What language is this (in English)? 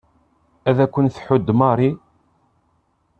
Kabyle